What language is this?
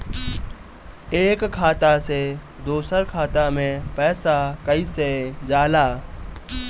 Bhojpuri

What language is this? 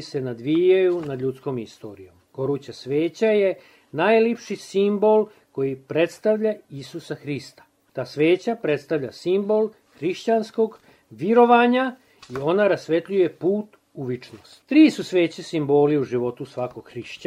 Croatian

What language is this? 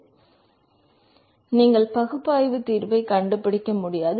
Tamil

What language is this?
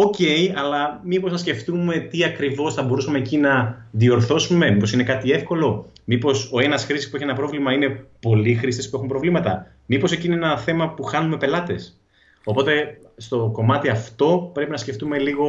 Greek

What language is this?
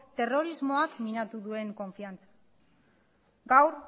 Basque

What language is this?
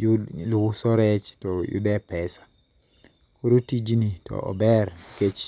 Luo (Kenya and Tanzania)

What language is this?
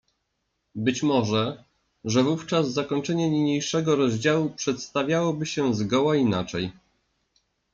Polish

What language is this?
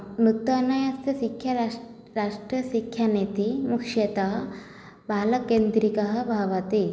Sanskrit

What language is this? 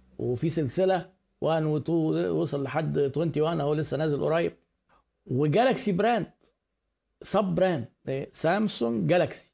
Arabic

